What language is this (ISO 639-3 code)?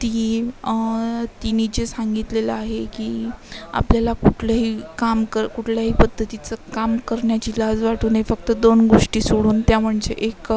mar